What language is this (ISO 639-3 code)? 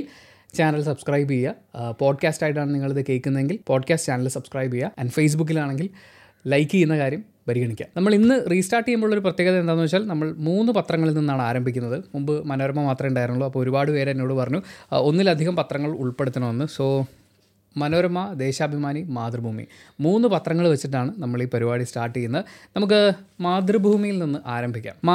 mal